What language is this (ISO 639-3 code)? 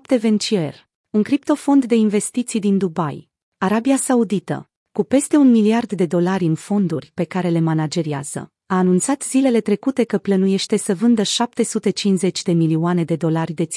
ron